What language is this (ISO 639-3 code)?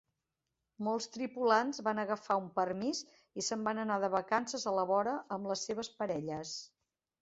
cat